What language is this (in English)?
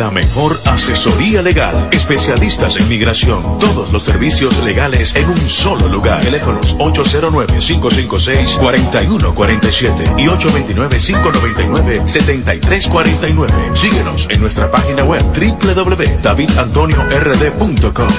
Spanish